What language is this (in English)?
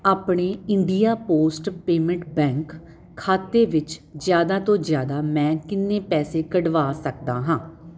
Punjabi